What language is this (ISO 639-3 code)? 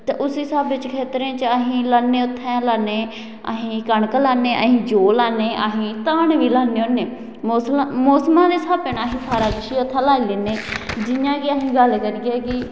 doi